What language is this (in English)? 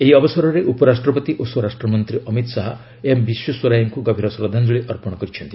Odia